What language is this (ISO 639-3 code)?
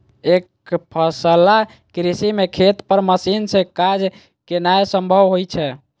mai